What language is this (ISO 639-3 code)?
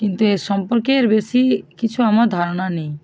ben